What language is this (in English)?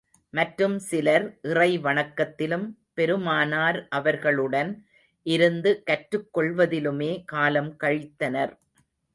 Tamil